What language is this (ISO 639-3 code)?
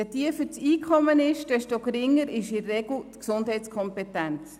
gsw